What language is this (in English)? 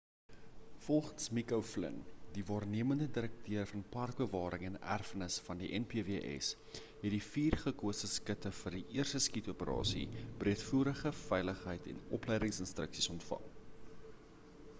Afrikaans